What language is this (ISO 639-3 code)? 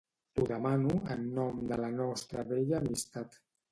cat